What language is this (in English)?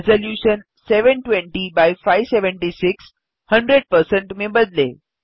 Hindi